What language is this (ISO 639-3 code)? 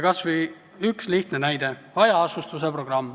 est